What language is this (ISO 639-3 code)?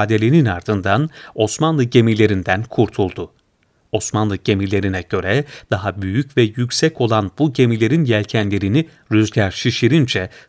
tur